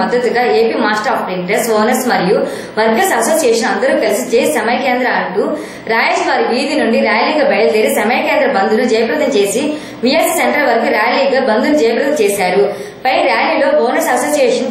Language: Arabic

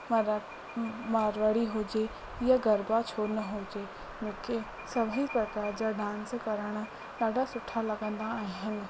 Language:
Sindhi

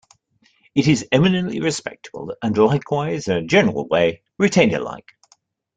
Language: English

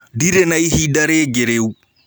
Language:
Kikuyu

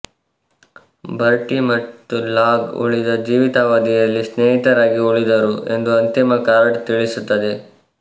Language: Kannada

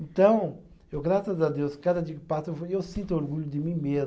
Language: Portuguese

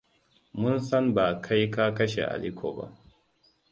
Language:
Hausa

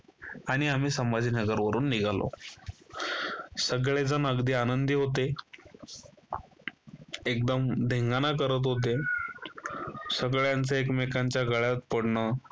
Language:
Marathi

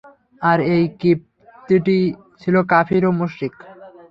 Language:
Bangla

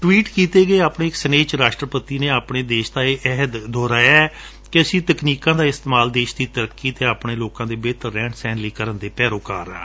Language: Punjabi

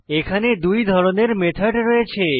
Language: Bangla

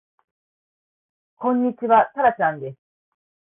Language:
Japanese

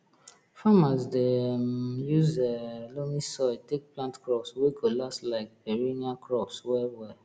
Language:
Nigerian Pidgin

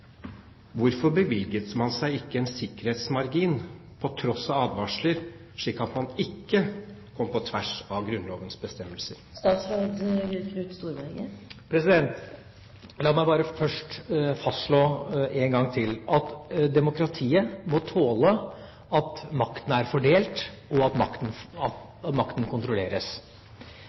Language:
Norwegian Bokmål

